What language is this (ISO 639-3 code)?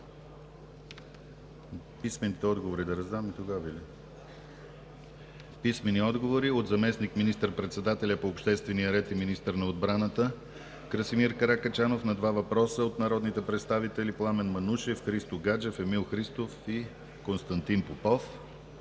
bul